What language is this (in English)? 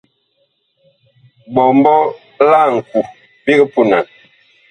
Bakoko